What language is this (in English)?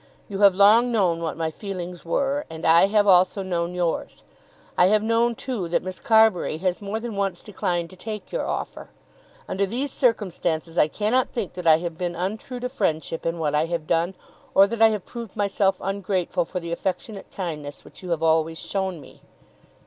English